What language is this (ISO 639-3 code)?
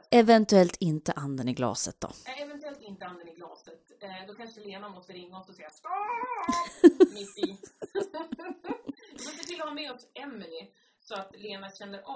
swe